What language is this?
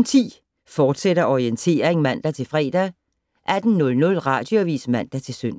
Danish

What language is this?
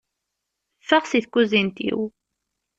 Kabyle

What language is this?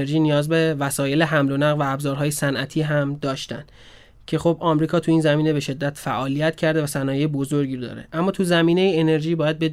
Persian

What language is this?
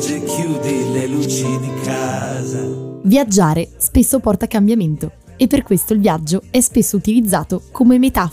Italian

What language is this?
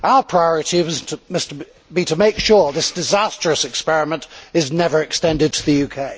English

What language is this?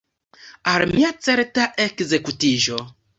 Esperanto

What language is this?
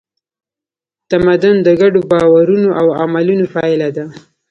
Pashto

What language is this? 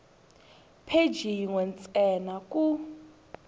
Tsonga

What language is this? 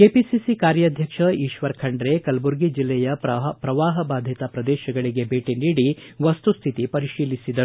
Kannada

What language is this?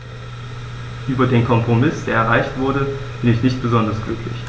German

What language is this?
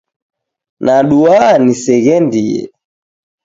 Taita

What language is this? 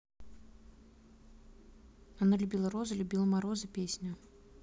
Russian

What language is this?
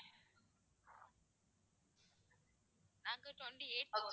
Tamil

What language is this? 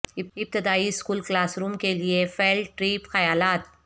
Urdu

